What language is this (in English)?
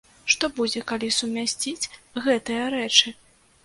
Belarusian